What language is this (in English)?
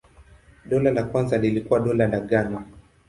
Swahili